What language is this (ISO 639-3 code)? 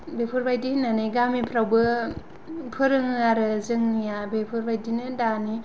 brx